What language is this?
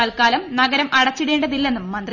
Malayalam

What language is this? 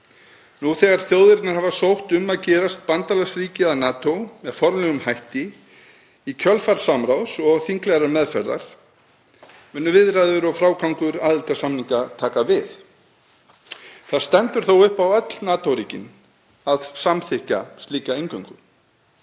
Icelandic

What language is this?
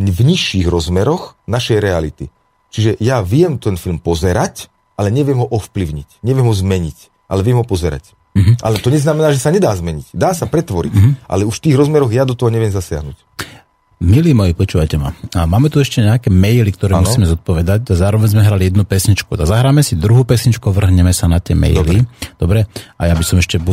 Slovak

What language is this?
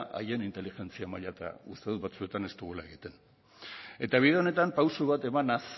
Basque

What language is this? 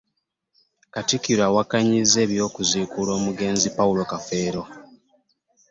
Ganda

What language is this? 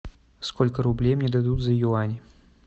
Russian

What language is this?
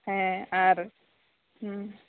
Santali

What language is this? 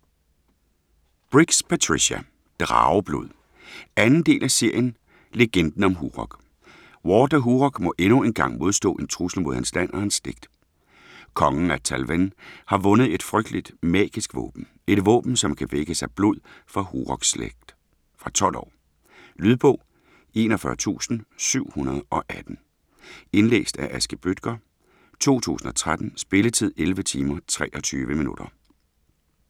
Danish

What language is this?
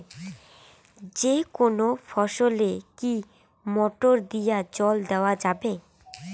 Bangla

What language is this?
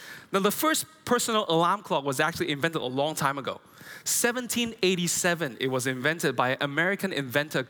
English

